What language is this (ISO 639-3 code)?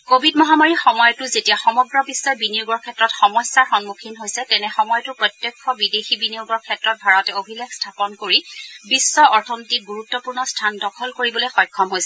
asm